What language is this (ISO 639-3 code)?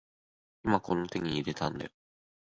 jpn